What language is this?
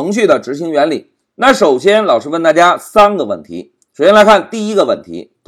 Chinese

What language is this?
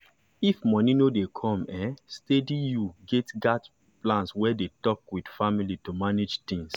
Nigerian Pidgin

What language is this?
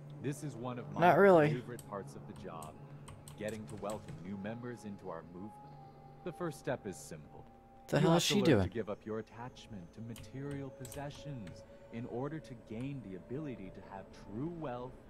English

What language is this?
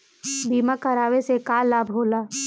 Bhojpuri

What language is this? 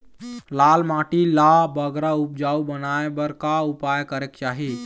Chhattisgarhi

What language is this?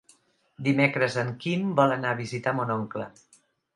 Catalan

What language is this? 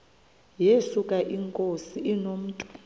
Xhosa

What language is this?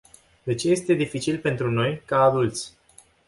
Romanian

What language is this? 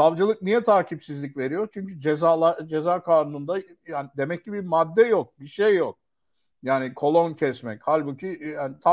Turkish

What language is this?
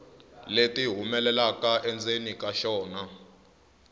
Tsonga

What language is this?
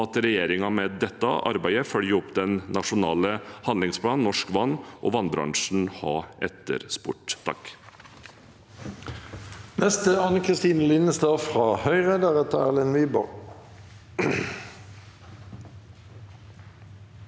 Norwegian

